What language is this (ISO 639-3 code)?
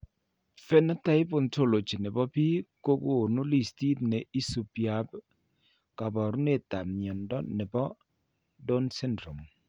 kln